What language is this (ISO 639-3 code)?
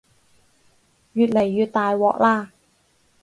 yue